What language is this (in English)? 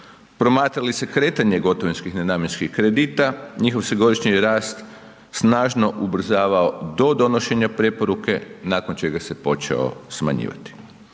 Croatian